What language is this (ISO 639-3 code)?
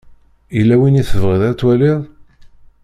kab